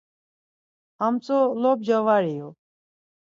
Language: Laz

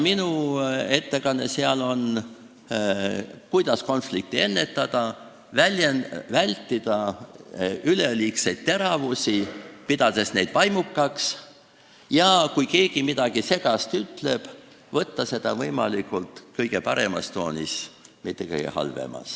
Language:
Estonian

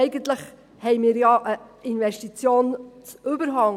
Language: Swiss German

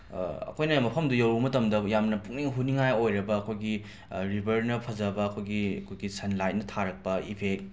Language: Manipuri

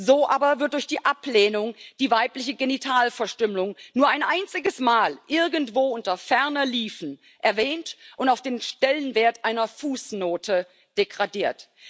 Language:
German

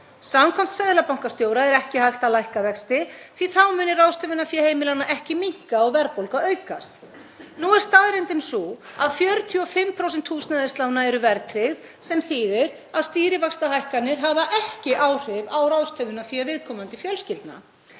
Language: Icelandic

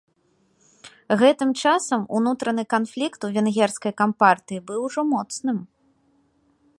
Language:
Belarusian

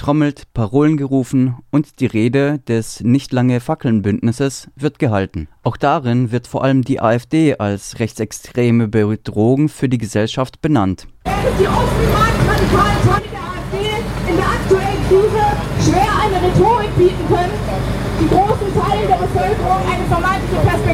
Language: German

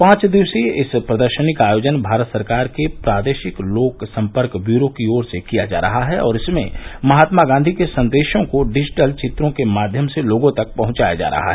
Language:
Hindi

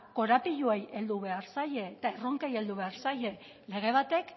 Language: Basque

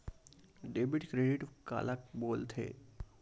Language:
Chhattisgarhi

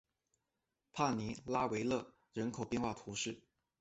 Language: Chinese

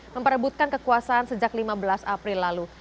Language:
Indonesian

